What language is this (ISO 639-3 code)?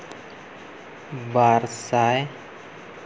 sat